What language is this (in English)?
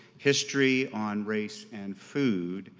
English